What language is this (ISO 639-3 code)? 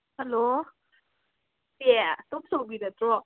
mni